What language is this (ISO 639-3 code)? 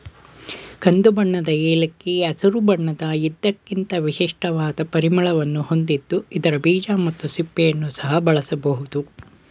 kan